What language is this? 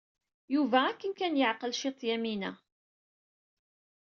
Kabyle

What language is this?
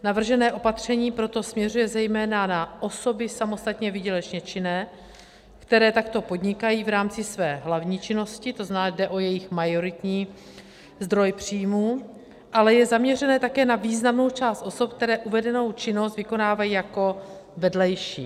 Czech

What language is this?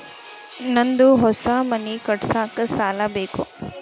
Kannada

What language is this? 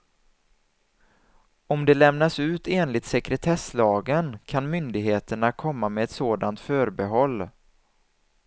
Swedish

